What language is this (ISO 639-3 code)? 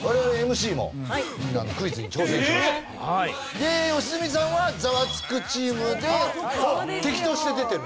jpn